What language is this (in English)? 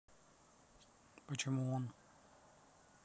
Russian